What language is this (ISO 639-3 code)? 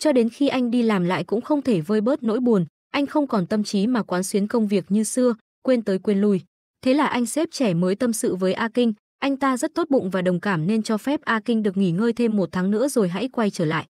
vie